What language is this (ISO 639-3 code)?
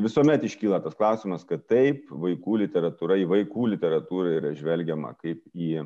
lit